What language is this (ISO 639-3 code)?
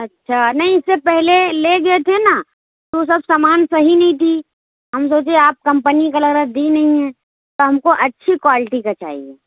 urd